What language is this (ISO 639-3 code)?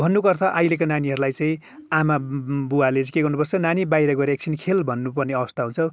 nep